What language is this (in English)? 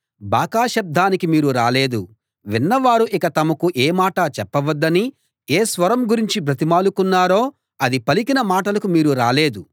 Telugu